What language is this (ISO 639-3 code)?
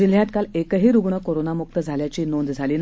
mar